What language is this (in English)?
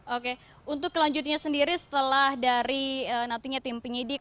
Indonesian